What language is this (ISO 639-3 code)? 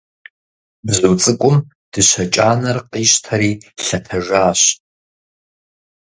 kbd